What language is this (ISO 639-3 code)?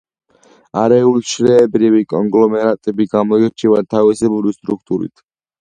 kat